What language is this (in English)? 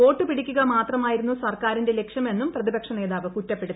Malayalam